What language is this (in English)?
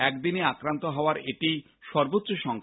Bangla